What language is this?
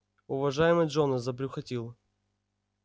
Russian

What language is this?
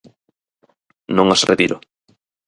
Galician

